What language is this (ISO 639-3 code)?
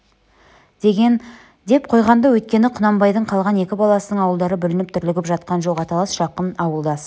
kaz